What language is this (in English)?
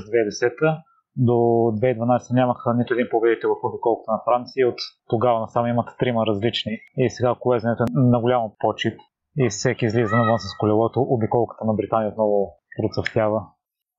Bulgarian